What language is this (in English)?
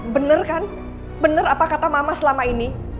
Indonesian